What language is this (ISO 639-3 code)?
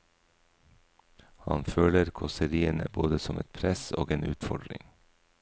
nor